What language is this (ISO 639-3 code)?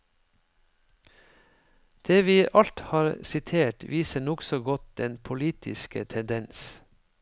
nor